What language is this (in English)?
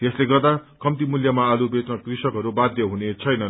Nepali